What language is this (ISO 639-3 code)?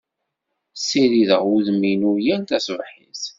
kab